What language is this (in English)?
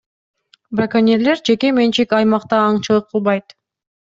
Kyrgyz